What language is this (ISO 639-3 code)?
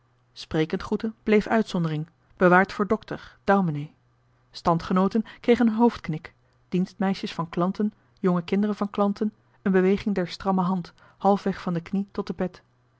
nld